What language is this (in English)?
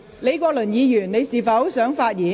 Cantonese